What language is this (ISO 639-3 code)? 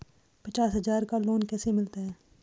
hin